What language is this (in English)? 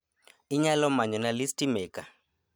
Luo (Kenya and Tanzania)